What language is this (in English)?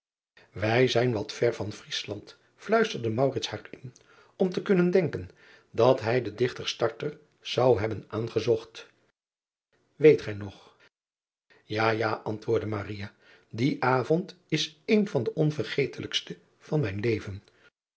Dutch